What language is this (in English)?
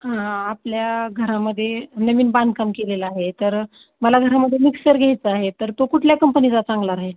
Marathi